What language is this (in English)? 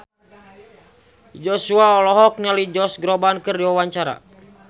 Sundanese